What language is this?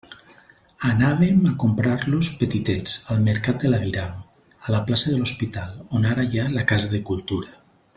Catalan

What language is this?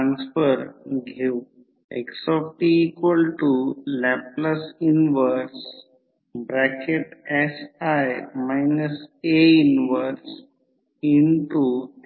Marathi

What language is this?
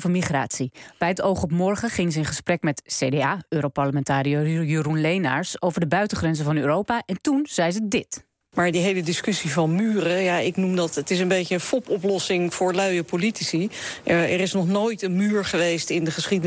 Dutch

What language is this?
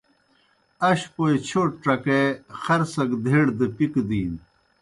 Kohistani Shina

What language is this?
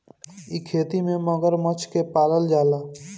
Bhojpuri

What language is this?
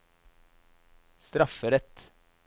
Norwegian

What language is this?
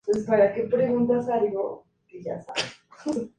Spanish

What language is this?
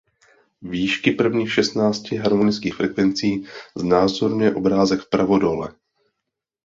Czech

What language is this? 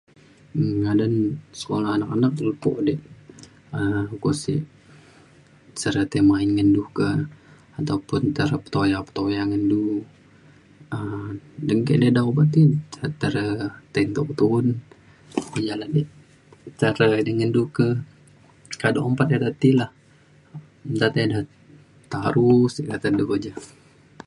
Mainstream Kenyah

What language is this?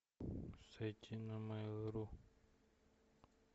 Russian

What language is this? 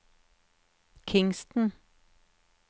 Norwegian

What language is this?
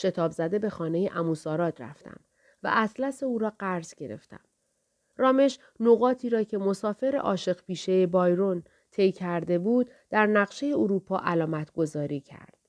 Persian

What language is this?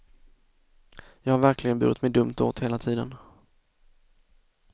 Swedish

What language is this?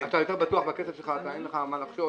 Hebrew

